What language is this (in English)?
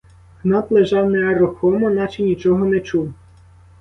Ukrainian